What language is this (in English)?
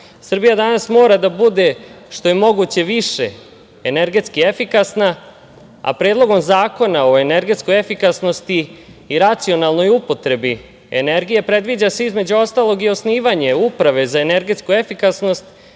Serbian